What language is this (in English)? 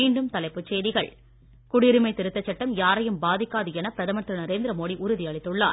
Tamil